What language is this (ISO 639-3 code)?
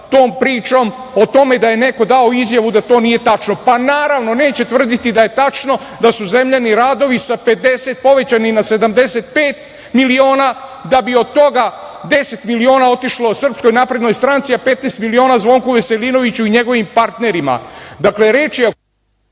srp